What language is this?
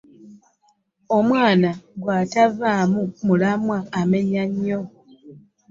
Ganda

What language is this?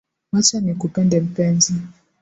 Swahili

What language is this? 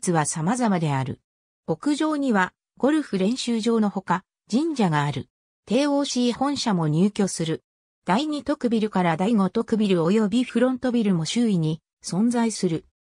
Japanese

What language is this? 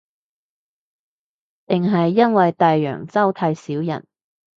Cantonese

